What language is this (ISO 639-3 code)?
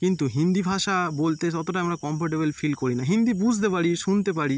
ben